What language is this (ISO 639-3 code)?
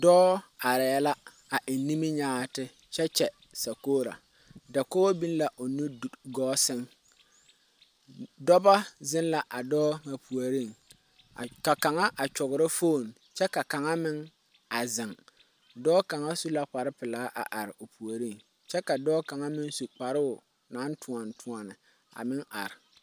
dga